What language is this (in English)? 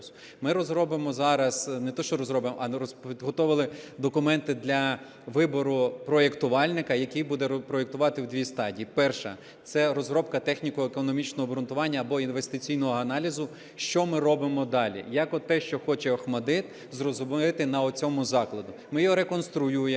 Ukrainian